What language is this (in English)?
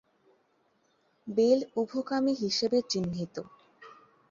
Bangla